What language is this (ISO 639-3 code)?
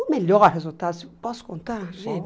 por